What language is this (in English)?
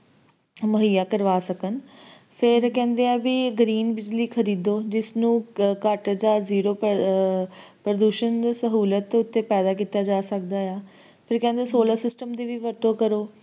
Punjabi